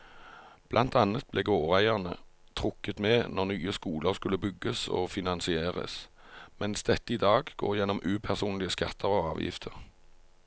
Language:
Norwegian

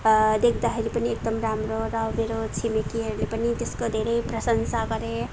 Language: Nepali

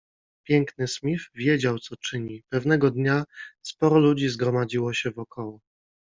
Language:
Polish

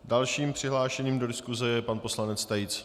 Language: Czech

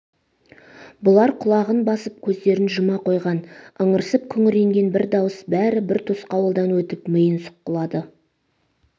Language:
Kazakh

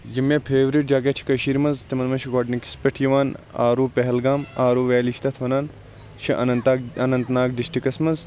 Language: Kashmiri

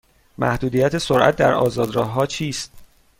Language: Persian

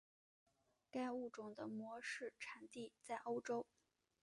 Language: Chinese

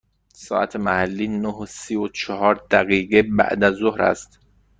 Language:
Persian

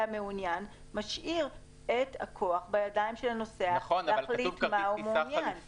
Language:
Hebrew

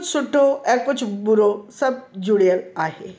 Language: Sindhi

